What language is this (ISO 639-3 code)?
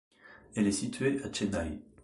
fra